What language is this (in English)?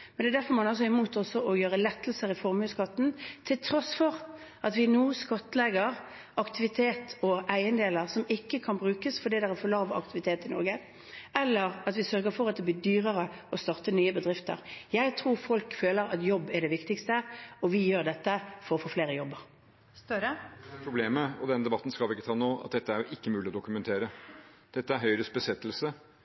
Norwegian